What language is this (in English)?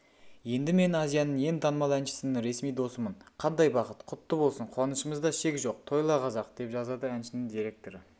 Kazakh